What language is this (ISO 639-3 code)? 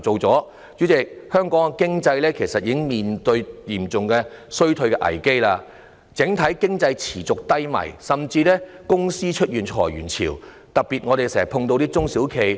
yue